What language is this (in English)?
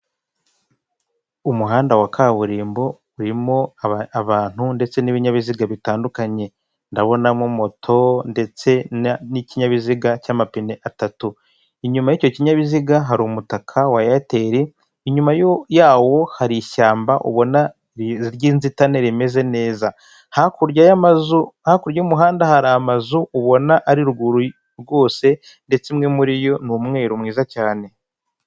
Kinyarwanda